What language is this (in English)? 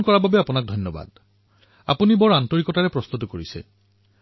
Assamese